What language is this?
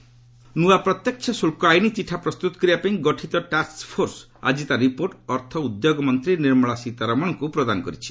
Odia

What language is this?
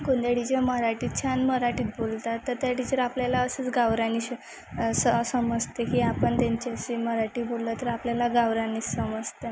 Marathi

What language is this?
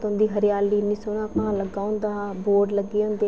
Dogri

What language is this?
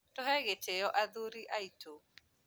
Kikuyu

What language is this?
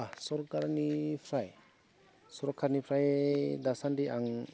Bodo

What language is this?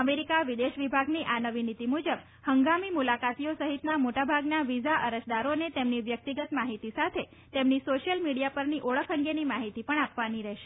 Gujarati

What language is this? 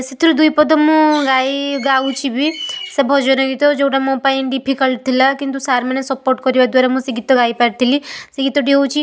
Odia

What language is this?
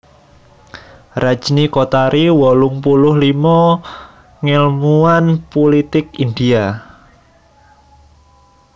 Javanese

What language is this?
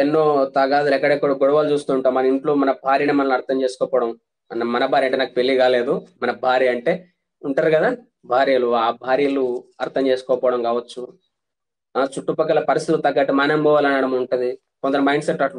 Hindi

